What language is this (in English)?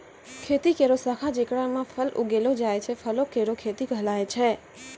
Maithili